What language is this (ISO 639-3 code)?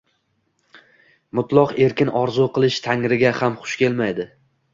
uzb